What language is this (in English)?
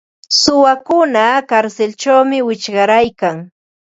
Ambo-Pasco Quechua